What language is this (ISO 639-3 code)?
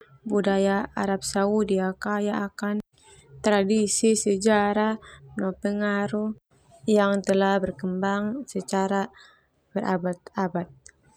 twu